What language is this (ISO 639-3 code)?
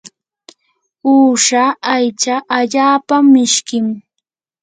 qur